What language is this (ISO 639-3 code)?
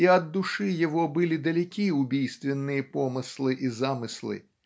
rus